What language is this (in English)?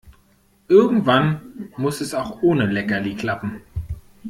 German